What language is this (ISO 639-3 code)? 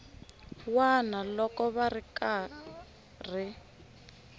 tso